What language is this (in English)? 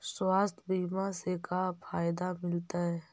Magahi